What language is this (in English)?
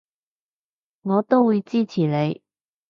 Cantonese